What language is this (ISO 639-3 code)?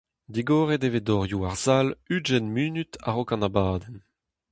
bre